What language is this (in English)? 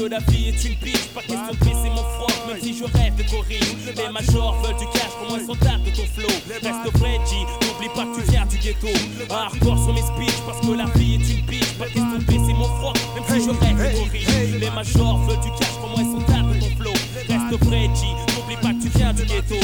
French